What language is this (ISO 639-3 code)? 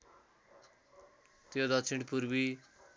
nep